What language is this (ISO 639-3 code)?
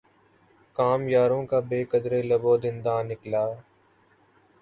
urd